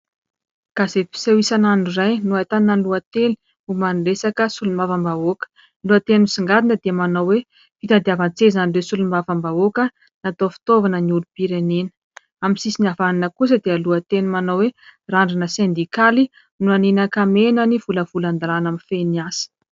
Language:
Malagasy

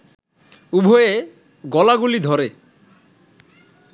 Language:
Bangla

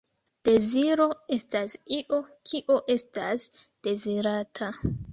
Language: Esperanto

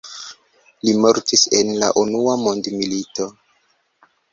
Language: Esperanto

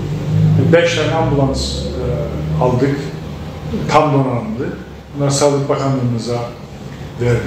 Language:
Turkish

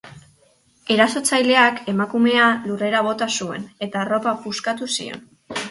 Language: Basque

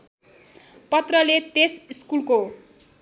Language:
Nepali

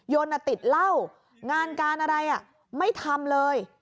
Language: Thai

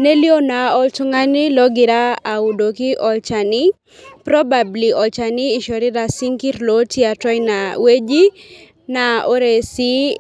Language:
Masai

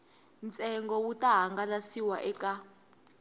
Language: Tsonga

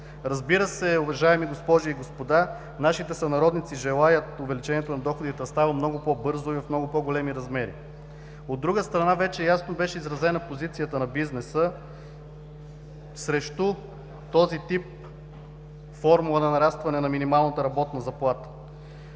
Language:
Bulgarian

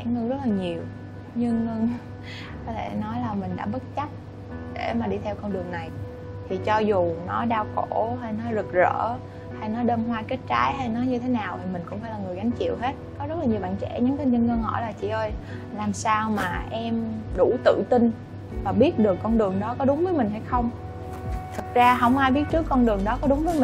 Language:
Vietnamese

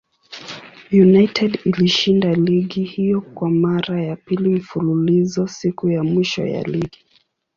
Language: Swahili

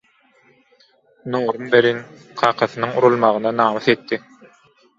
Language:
Turkmen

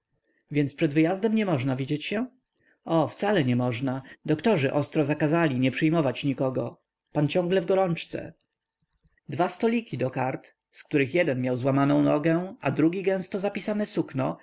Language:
Polish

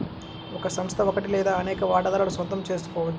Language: Telugu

